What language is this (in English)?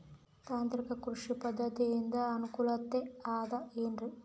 Kannada